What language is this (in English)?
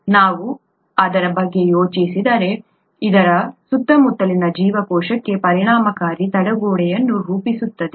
Kannada